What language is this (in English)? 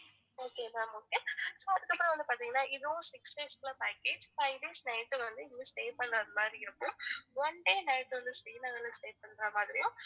Tamil